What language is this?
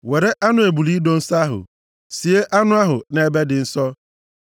Igbo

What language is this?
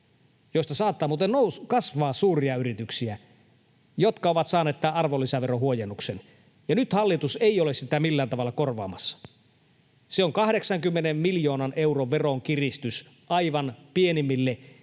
Finnish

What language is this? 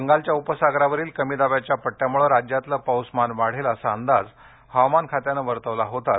Marathi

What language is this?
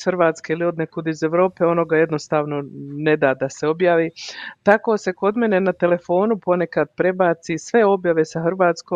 Croatian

